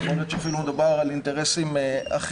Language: Hebrew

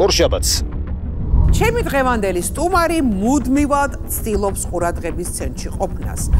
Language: Dutch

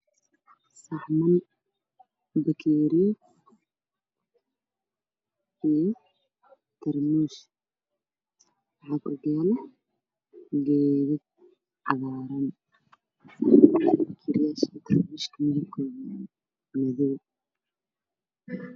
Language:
Somali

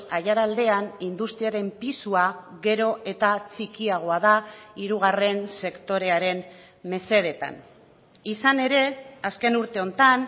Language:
Basque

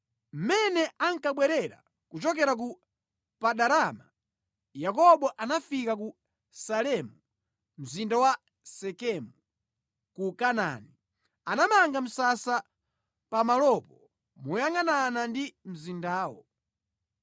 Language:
Nyanja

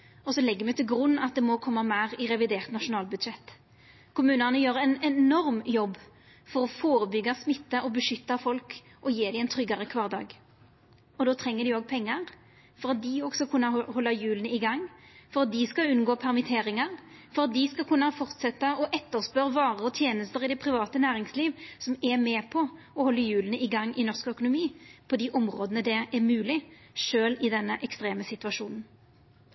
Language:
Norwegian Nynorsk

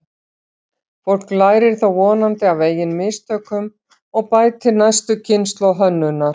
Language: Icelandic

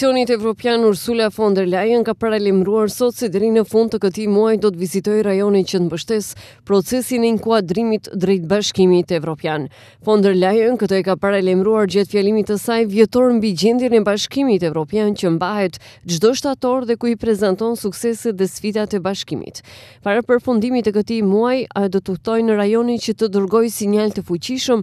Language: Romanian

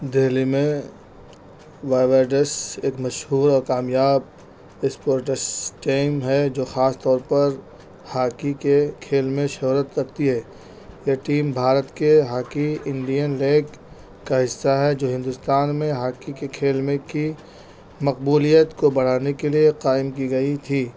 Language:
Urdu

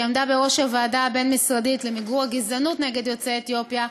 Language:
Hebrew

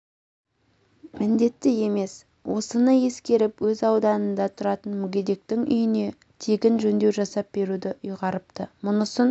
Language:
Kazakh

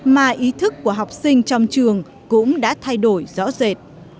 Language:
Vietnamese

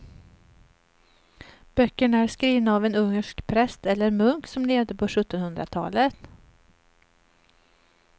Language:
Swedish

